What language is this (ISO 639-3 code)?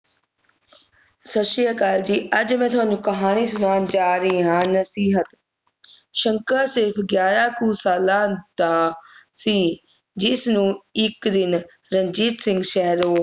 pan